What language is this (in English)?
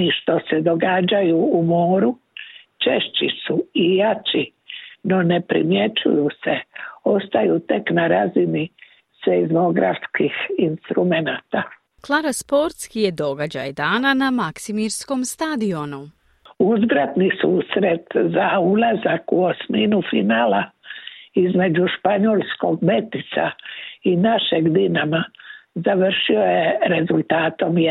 Croatian